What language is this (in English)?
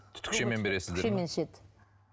Kazakh